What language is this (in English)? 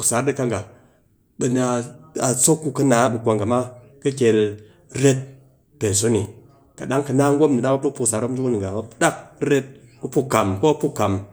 Cakfem-Mushere